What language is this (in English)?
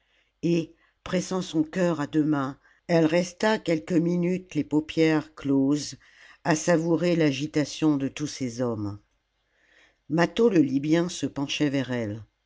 French